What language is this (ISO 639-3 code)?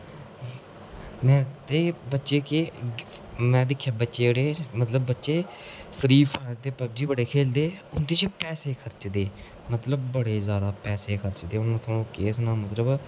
doi